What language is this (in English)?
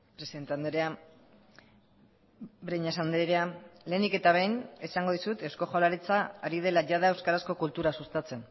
Basque